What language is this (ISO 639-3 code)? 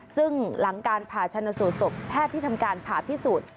tha